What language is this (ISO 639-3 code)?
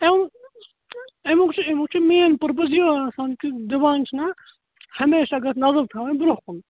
kas